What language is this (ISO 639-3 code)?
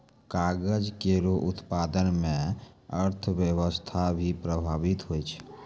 mai